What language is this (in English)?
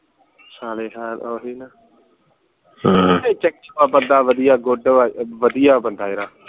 Punjabi